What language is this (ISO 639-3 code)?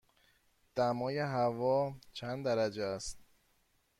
fas